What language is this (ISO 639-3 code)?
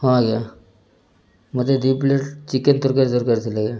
ori